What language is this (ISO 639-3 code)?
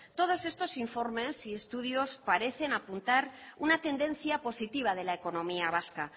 spa